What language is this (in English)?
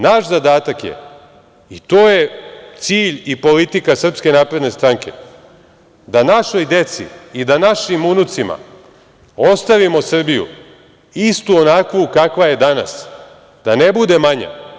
Serbian